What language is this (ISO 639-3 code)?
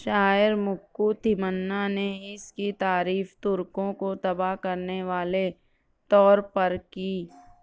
urd